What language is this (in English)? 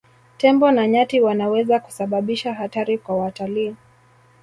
Swahili